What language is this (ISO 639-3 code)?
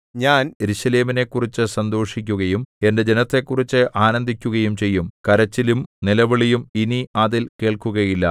mal